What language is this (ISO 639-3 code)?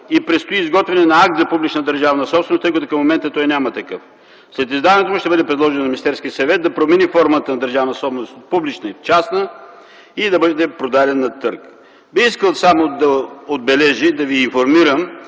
bul